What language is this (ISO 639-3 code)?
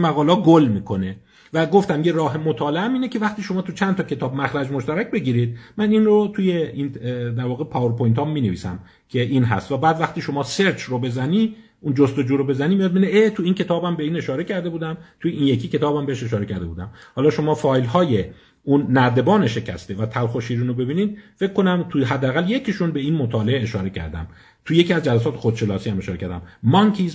fas